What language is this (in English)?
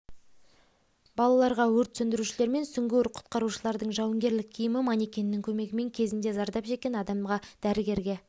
Kazakh